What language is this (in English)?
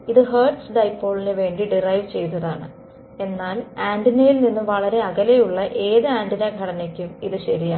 Malayalam